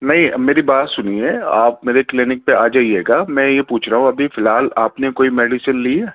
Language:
Urdu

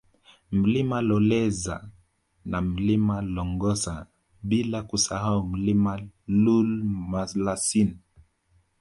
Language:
Swahili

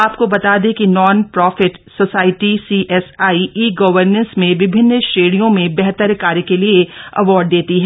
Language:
Hindi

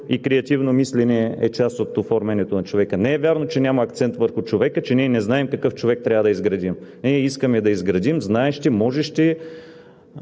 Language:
Bulgarian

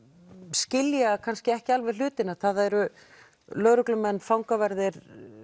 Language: Icelandic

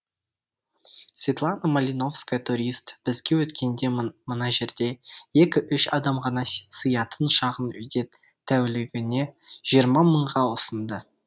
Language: Kazakh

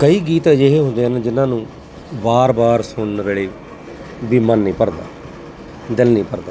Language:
Punjabi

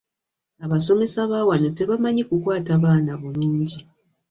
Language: Ganda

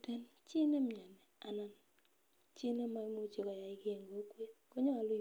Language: Kalenjin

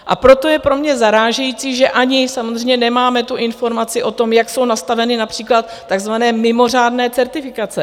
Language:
Czech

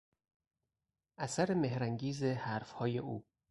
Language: Persian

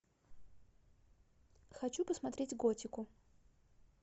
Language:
Russian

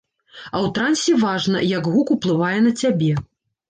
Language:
Belarusian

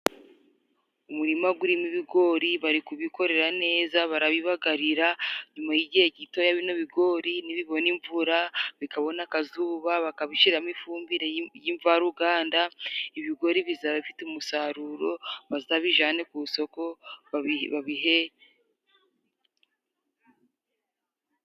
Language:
Kinyarwanda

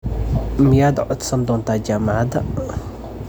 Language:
Somali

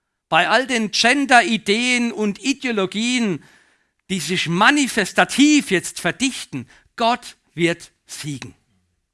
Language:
German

